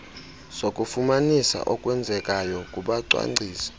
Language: Xhosa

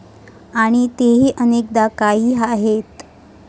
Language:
Marathi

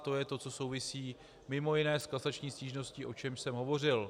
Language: Czech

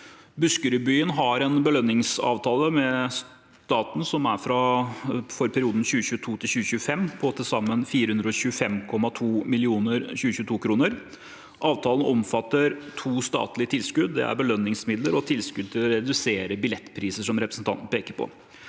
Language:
Norwegian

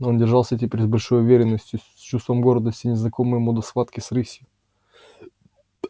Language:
Russian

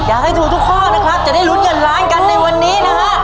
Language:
Thai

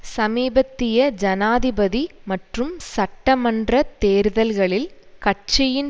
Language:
Tamil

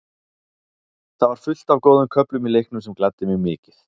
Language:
Icelandic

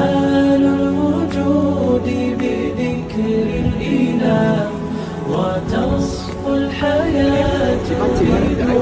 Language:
Arabic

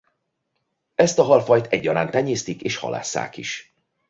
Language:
Hungarian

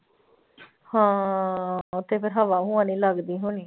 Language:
Punjabi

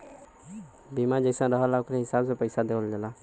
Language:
Bhojpuri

